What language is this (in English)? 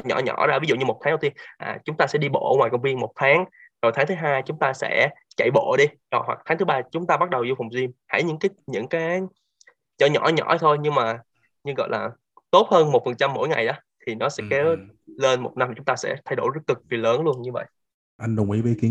Vietnamese